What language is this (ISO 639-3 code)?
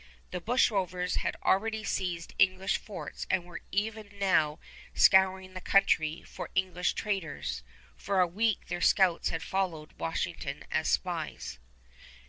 eng